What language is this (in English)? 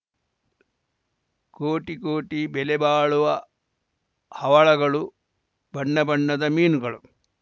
Kannada